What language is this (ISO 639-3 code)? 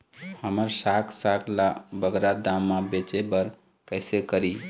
hne